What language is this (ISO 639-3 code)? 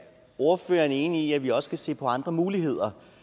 dan